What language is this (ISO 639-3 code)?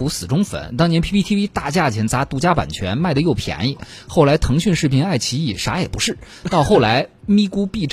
zho